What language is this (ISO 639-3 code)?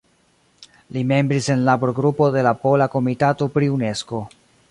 epo